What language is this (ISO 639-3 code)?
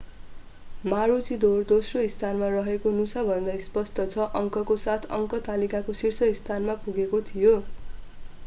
nep